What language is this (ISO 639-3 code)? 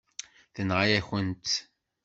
kab